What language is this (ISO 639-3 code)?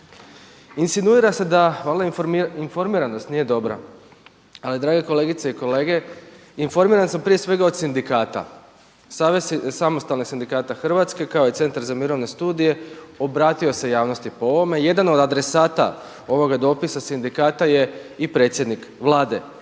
hrv